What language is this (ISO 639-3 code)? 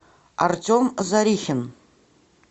rus